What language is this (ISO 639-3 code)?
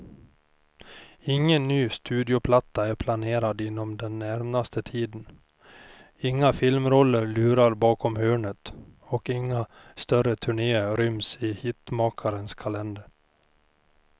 swe